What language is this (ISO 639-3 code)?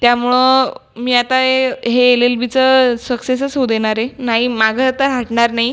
mar